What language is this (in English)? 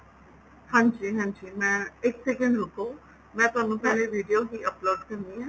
Punjabi